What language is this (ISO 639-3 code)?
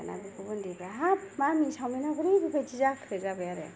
brx